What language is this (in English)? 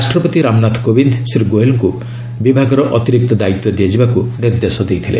Odia